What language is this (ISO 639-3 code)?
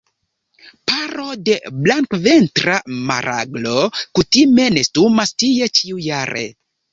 epo